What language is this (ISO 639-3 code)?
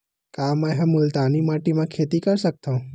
hne